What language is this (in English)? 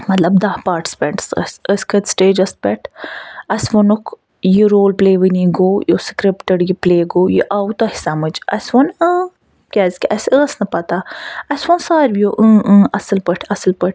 Kashmiri